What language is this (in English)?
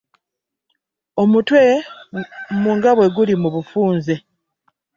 Ganda